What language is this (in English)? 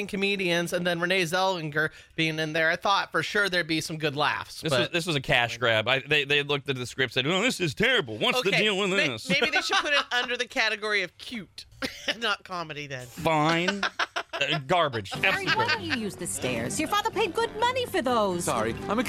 English